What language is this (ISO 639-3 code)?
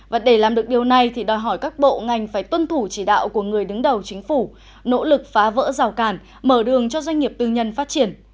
vie